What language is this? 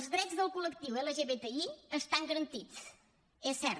Catalan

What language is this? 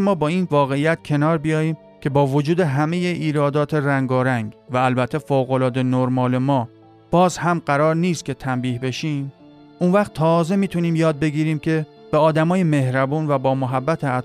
Persian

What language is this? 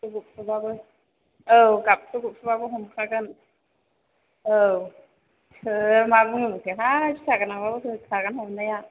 Bodo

